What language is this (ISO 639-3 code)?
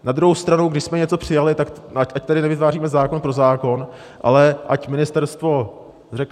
ces